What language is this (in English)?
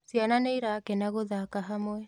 Kikuyu